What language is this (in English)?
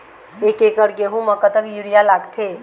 Chhattisgarhi